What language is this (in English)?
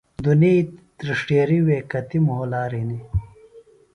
Phalura